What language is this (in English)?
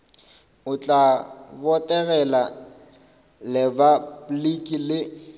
Northern Sotho